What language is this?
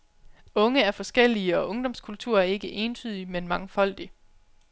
Danish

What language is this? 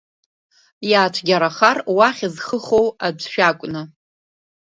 Abkhazian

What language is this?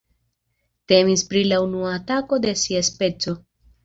Esperanto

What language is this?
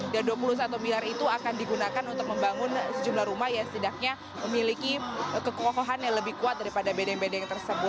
Indonesian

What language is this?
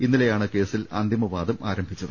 Malayalam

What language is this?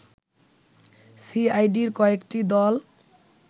Bangla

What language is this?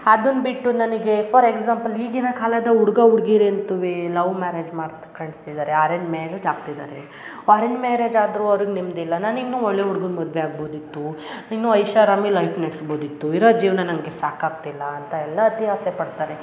Kannada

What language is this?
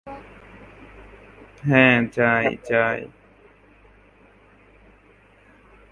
Bangla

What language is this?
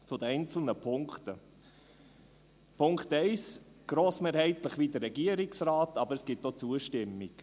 Swiss German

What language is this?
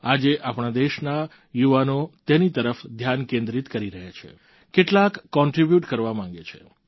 Gujarati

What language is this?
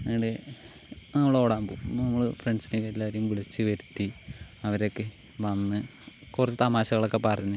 Malayalam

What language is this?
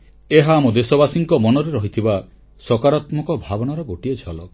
Odia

